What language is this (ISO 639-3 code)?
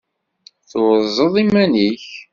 kab